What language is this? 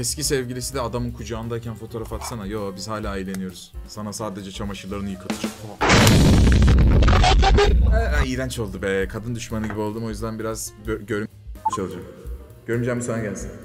Turkish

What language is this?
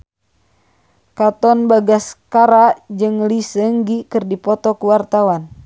Sundanese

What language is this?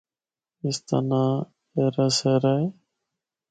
Northern Hindko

